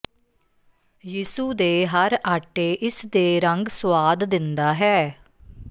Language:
Punjabi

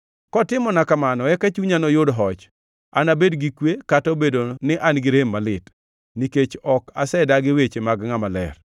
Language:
Luo (Kenya and Tanzania)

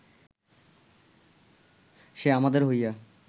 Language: Bangla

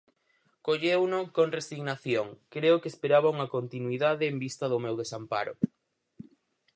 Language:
Galician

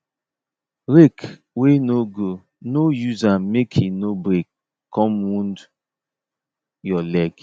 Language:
Nigerian Pidgin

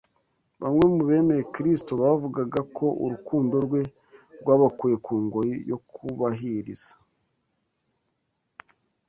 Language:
Kinyarwanda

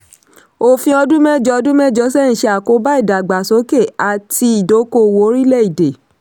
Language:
Yoruba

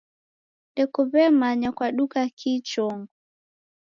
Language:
Taita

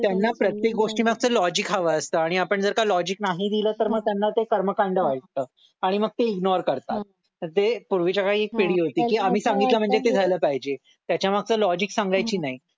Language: Marathi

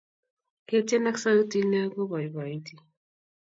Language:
Kalenjin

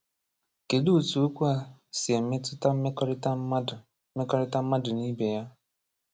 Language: Igbo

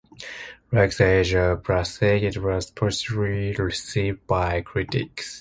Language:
English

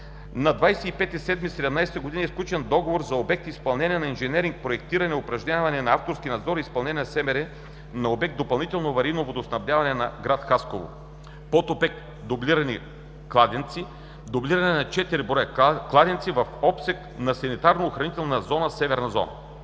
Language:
Bulgarian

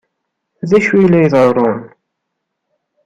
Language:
Kabyle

